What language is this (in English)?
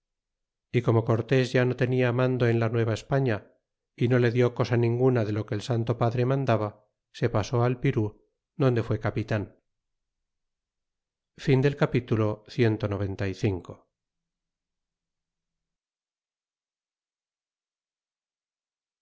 Spanish